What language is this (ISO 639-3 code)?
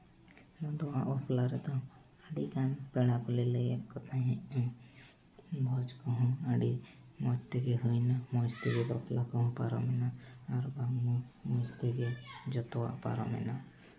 sat